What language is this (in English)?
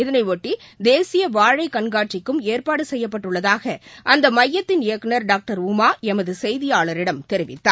Tamil